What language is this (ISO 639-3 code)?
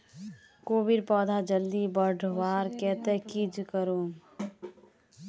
mag